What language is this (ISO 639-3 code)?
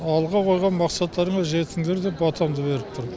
kaz